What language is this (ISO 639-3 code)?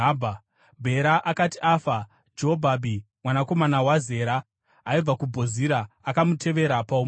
sna